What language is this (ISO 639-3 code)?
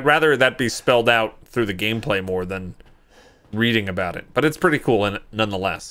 eng